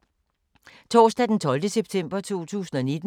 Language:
Danish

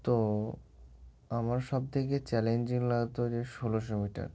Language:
Bangla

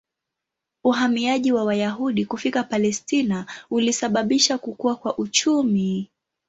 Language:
Swahili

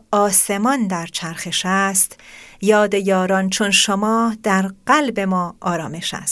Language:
Persian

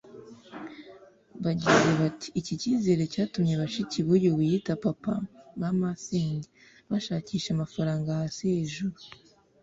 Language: Kinyarwanda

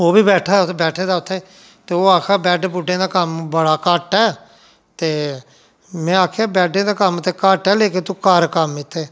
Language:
Dogri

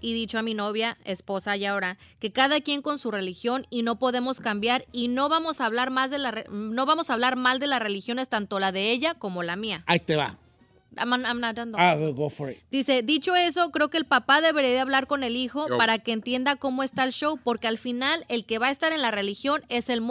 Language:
Spanish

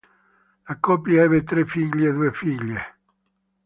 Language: Italian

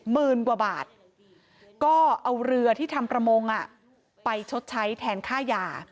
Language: Thai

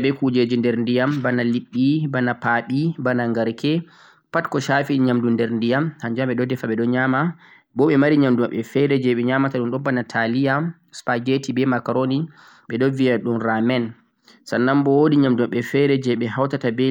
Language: Central-Eastern Niger Fulfulde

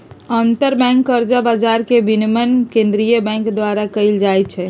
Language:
Magahi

